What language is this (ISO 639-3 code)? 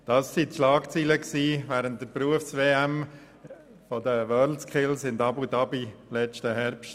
gsw